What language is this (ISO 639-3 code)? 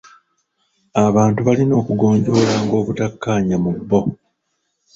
lug